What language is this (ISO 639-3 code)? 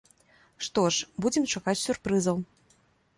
bel